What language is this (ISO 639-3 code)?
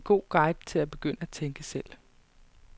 dan